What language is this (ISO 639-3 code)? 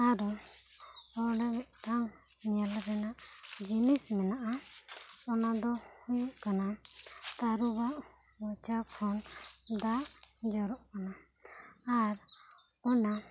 sat